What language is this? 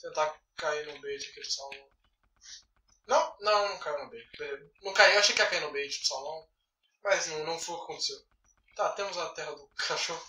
Portuguese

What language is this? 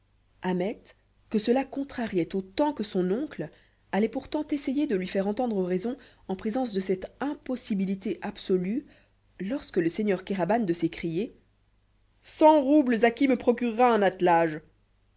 French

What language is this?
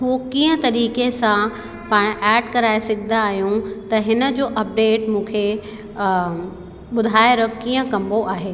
Sindhi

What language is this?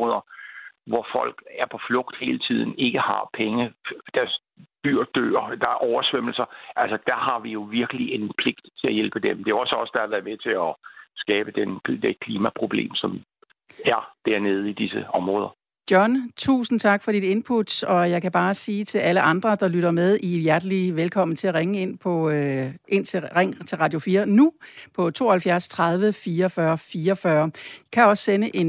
Danish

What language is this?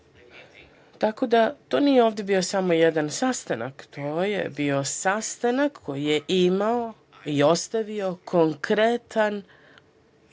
Serbian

